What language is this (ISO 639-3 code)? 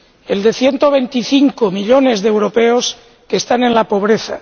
spa